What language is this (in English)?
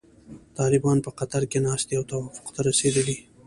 Pashto